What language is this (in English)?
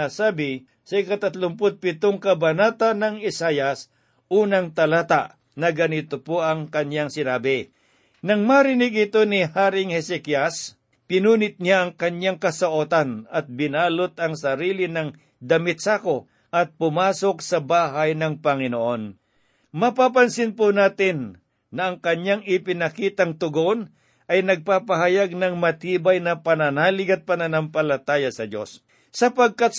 Filipino